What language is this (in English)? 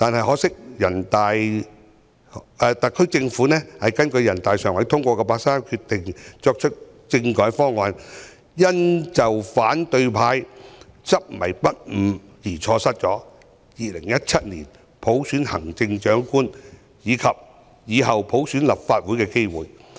Cantonese